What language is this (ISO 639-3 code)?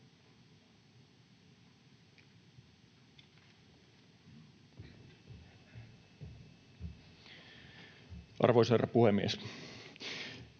fin